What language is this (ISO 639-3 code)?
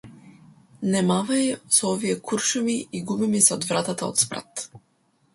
mkd